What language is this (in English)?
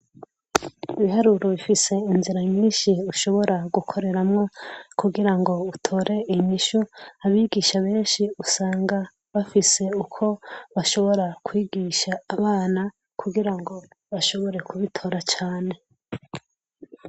Rundi